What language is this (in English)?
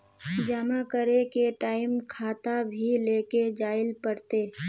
Magahi